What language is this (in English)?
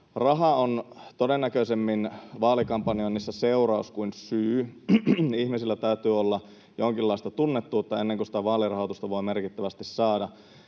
Finnish